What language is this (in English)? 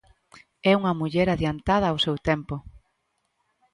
Galician